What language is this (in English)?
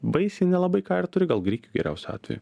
Lithuanian